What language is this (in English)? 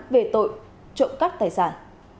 Vietnamese